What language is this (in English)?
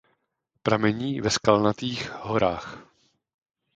Czech